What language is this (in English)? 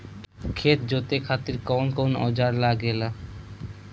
Bhojpuri